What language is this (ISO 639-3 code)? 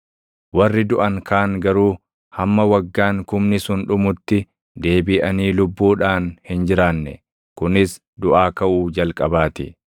orm